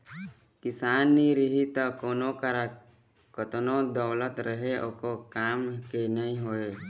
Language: Chhattisgarhi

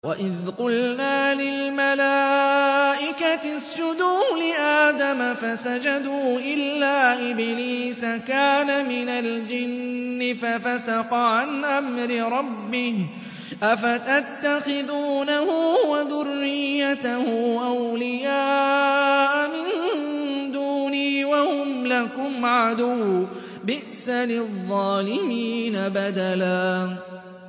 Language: Arabic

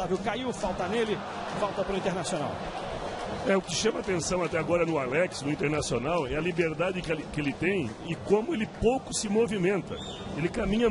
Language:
Portuguese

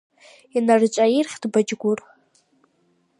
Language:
Abkhazian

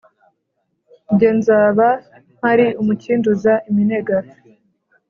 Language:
Kinyarwanda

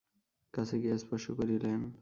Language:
Bangla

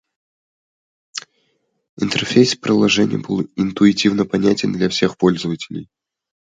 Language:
Russian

